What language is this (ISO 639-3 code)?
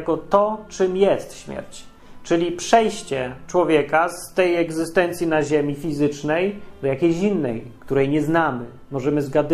pol